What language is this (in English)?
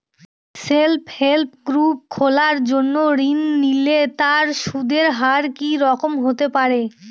Bangla